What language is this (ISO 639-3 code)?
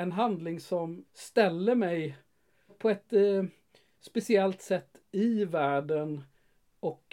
swe